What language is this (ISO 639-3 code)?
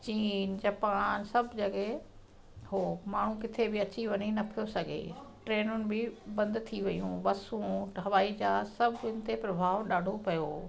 snd